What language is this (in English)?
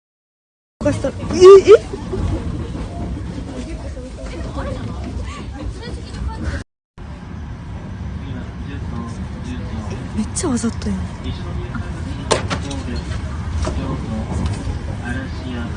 Japanese